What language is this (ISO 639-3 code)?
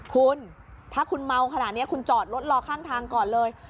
tha